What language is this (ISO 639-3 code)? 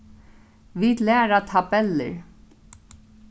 fao